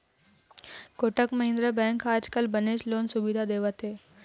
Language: Chhattisgarhi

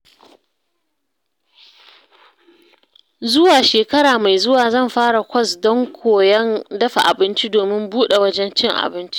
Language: Hausa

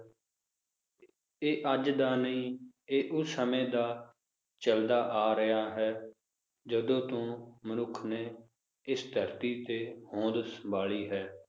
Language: Punjabi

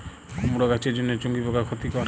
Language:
Bangla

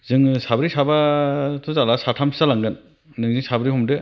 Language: Bodo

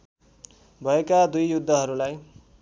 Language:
Nepali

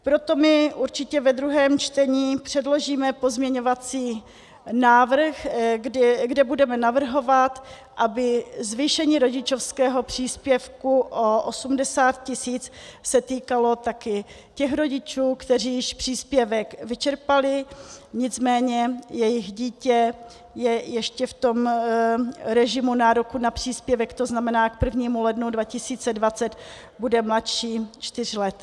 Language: Czech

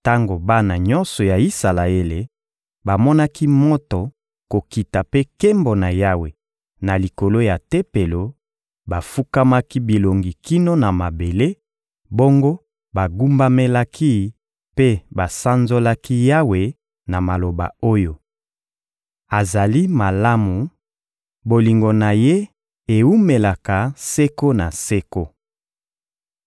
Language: Lingala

